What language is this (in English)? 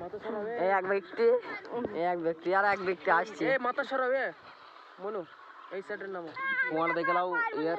Hindi